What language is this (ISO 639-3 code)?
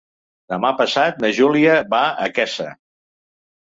cat